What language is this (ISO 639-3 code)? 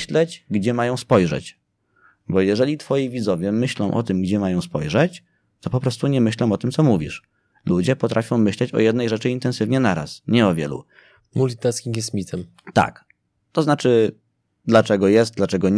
pol